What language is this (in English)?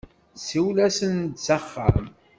Kabyle